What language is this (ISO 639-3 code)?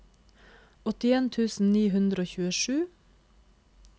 nor